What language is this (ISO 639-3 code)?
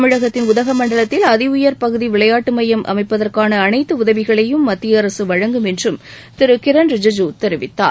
tam